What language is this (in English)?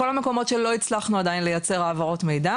Hebrew